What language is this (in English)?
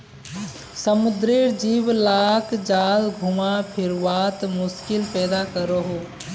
Magahi